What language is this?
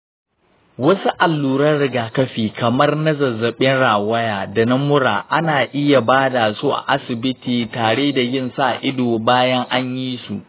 Hausa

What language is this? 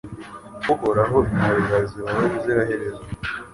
Kinyarwanda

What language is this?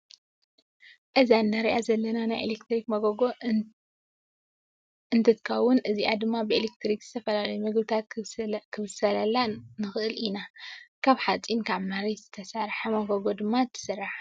Tigrinya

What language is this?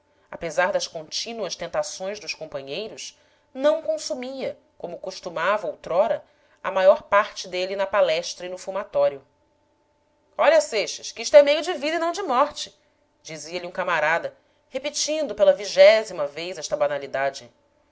Portuguese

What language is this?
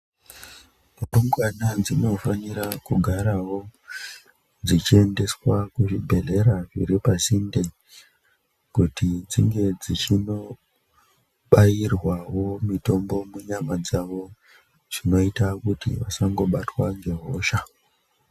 Ndau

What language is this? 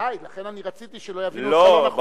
Hebrew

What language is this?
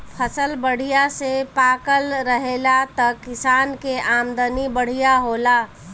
Bhojpuri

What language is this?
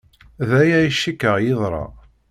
Kabyle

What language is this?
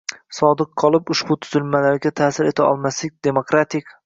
Uzbek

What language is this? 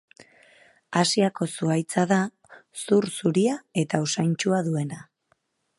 Basque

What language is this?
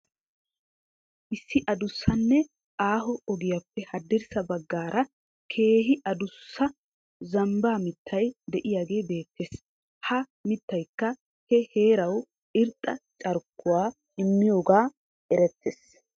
Wolaytta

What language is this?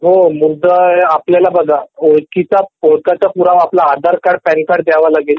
Marathi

